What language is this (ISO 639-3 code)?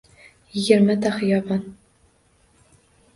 uzb